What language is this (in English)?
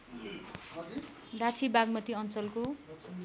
Nepali